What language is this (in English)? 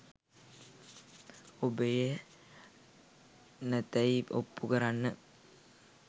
Sinhala